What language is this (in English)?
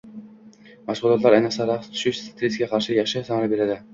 Uzbek